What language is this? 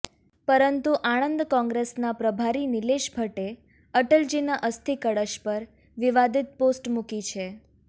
Gujarati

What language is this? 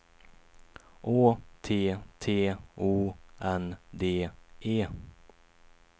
Swedish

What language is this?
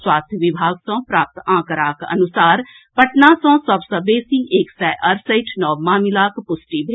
Maithili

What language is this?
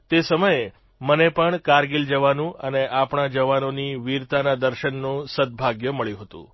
Gujarati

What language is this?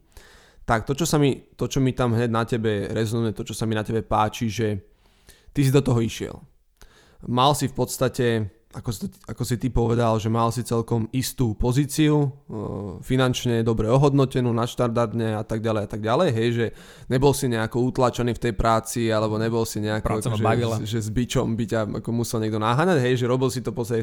Slovak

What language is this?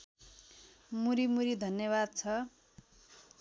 Nepali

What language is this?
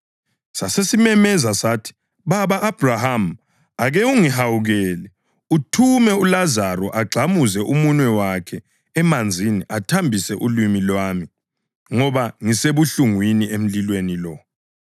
North Ndebele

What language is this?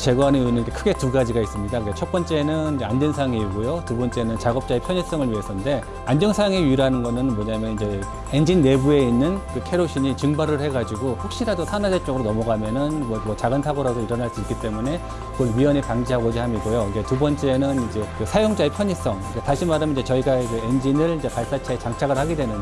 Korean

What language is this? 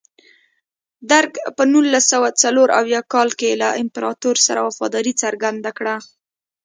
Pashto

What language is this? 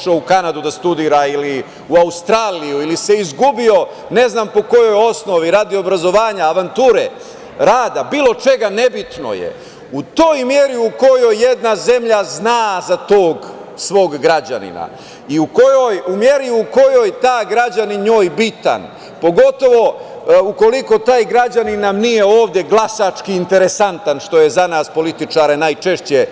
Serbian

